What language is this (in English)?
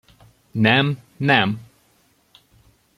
Hungarian